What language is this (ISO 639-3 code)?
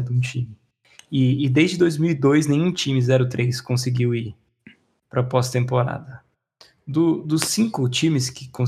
por